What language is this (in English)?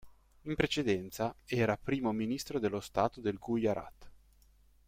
Italian